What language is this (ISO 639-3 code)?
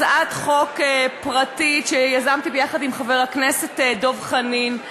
heb